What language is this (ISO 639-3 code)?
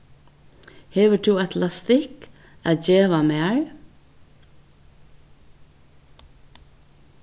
fao